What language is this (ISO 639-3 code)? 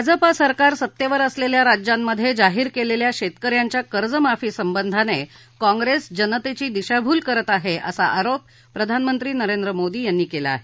mar